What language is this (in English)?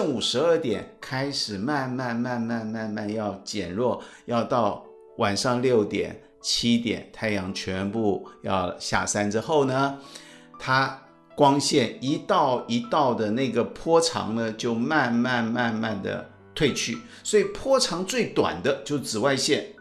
Chinese